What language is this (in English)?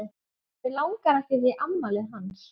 Icelandic